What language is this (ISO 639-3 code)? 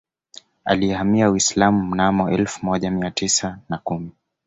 swa